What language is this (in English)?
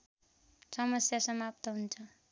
Nepali